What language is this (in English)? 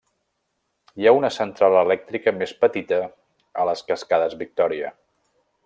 Catalan